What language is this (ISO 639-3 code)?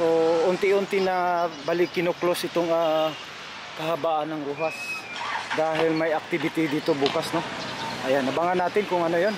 fil